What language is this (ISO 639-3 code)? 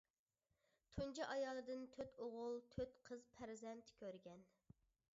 uig